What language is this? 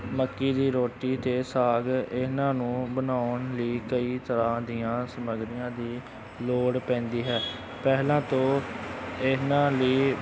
Punjabi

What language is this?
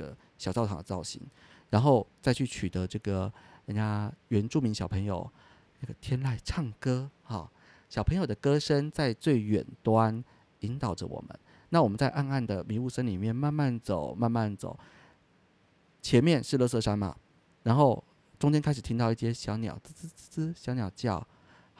Chinese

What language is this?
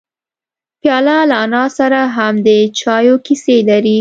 Pashto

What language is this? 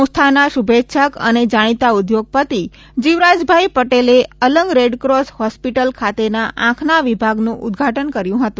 Gujarati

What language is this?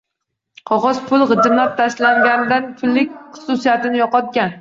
Uzbek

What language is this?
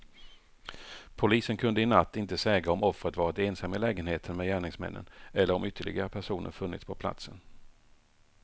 Swedish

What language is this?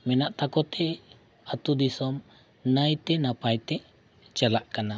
Santali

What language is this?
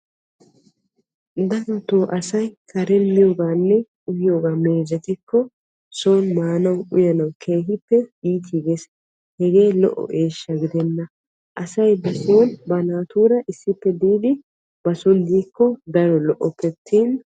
Wolaytta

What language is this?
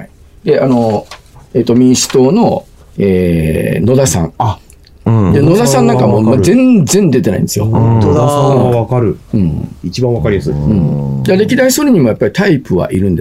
Japanese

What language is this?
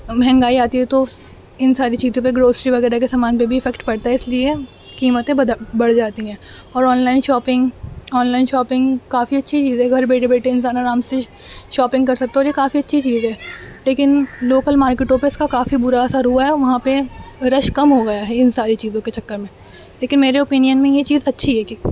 Urdu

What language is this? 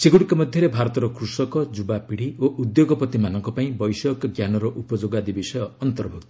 Odia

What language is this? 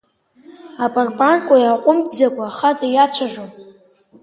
Abkhazian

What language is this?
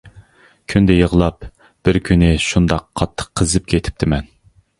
Uyghur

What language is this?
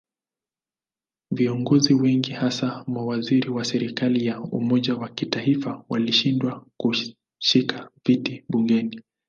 Swahili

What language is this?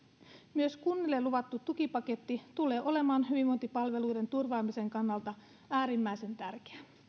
Finnish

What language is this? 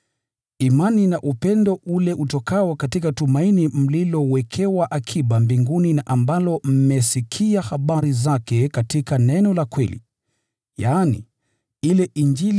Swahili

